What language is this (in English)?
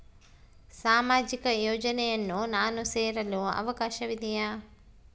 Kannada